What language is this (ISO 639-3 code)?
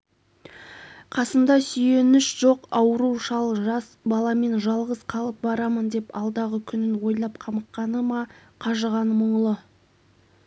kaz